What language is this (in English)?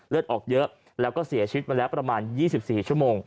Thai